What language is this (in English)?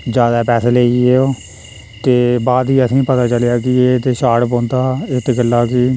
Dogri